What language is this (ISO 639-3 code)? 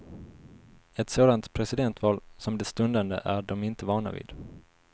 swe